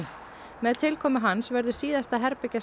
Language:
Icelandic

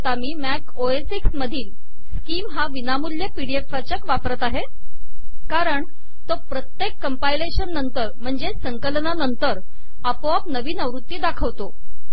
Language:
Marathi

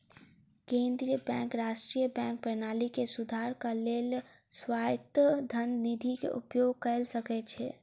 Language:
Maithili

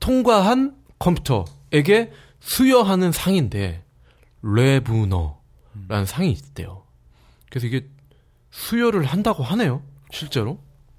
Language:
Korean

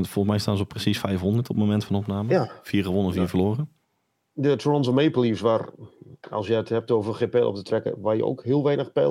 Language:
Dutch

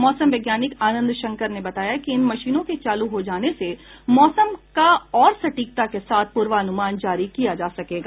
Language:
Hindi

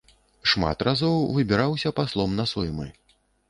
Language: Belarusian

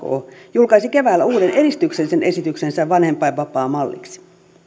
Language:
Finnish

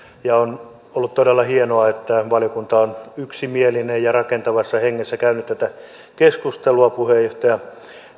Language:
Finnish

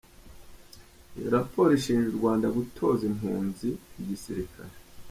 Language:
Kinyarwanda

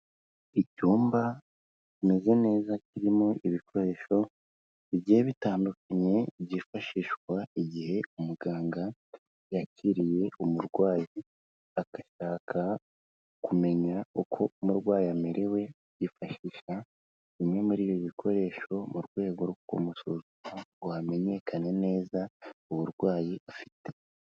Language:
Kinyarwanda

